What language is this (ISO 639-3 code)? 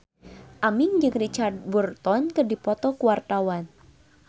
sun